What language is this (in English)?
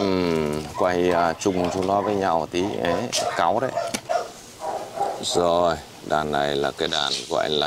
Vietnamese